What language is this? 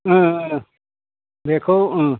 Bodo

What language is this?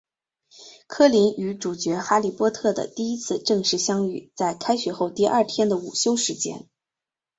Chinese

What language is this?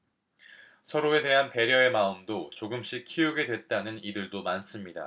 Korean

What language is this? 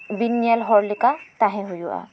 Santali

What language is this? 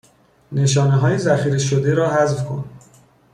Persian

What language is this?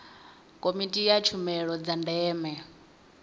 Venda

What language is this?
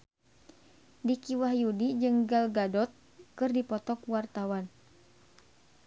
Sundanese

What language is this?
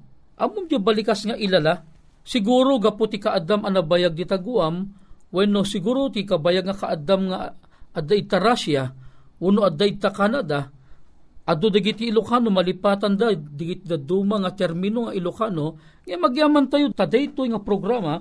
Filipino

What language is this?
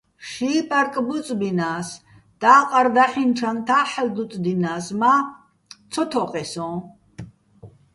Bats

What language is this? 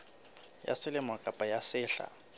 Southern Sotho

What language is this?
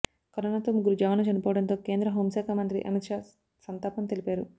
Telugu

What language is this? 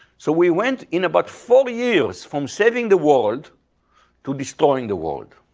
English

